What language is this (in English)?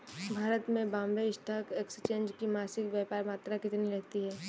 Hindi